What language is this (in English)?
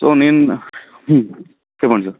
Telugu